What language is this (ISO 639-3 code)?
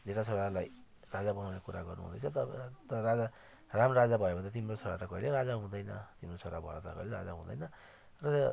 nep